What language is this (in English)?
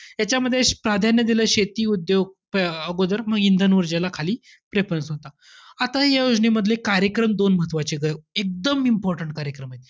Marathi